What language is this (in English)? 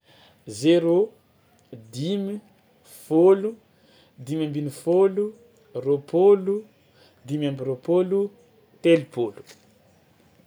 Tsimihety Malagasy